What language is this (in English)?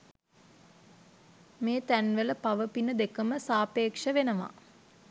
Sinhala